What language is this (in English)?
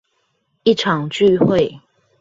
Chinese